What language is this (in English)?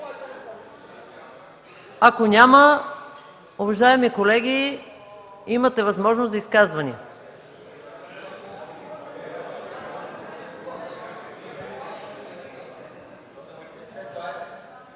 Bulgarian